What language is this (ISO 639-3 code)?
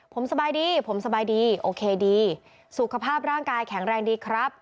tha